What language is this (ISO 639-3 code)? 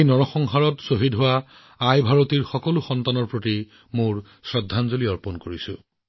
asm